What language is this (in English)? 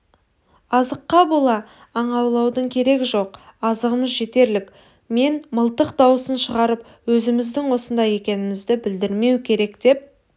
Kazakh